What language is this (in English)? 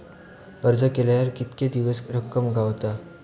Marathi